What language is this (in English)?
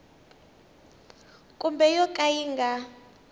Tsonga